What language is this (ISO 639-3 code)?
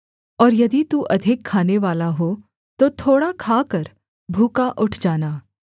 hin